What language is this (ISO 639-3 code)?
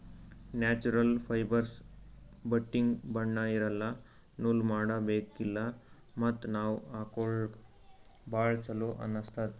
kan